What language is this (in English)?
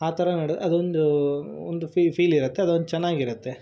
Kannada